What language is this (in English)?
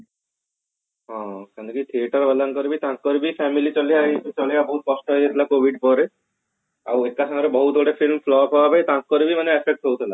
Odia